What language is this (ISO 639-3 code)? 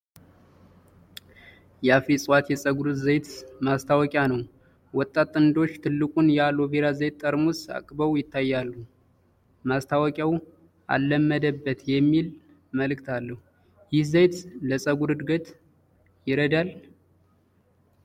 amh